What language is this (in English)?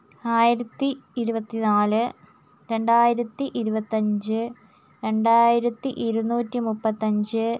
Malayalam